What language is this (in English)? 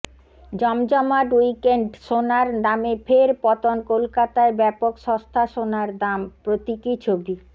Bangla